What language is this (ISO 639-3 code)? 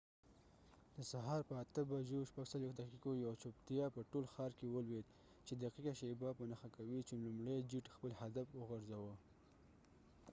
pus